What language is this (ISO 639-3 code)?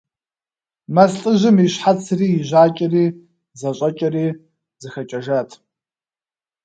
kbd